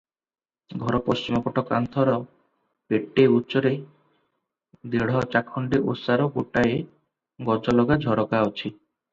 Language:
Odia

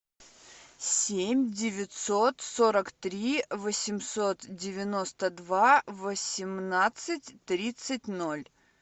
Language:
Russian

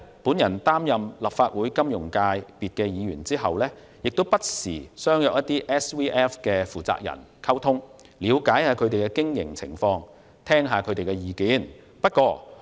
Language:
Cantonese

